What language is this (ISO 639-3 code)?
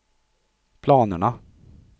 swe